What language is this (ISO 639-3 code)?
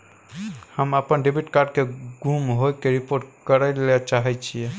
mai